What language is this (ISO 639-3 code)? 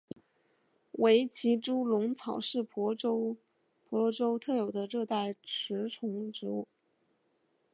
zho